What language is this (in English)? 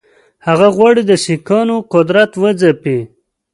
Pashto